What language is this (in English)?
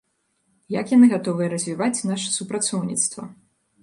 Belarusian